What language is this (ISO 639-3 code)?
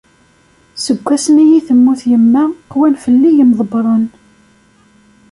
kab